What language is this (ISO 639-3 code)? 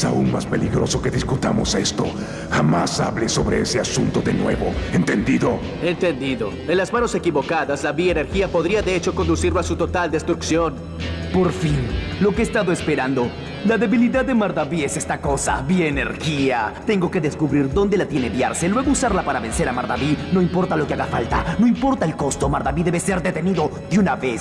spa